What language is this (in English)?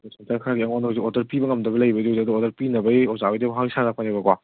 Manipuri